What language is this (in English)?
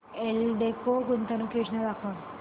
Marathi